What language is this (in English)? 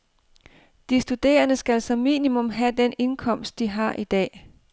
Danish